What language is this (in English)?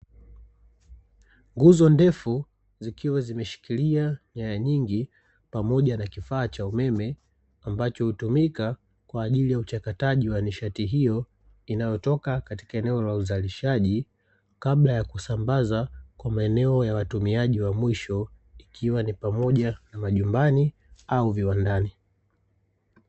Swahili